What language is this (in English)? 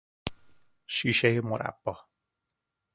Persian